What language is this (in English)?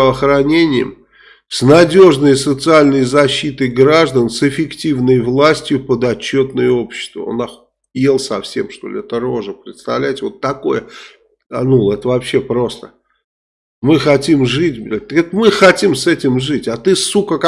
Russian